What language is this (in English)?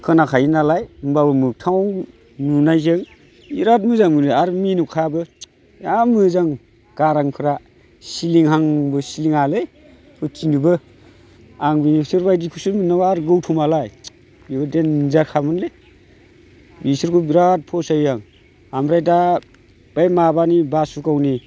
Bodo